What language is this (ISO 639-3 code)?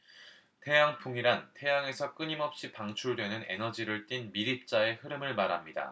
kor